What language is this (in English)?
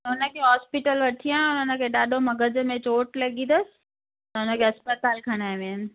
Sindhi